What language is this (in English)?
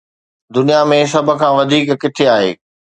Sindhi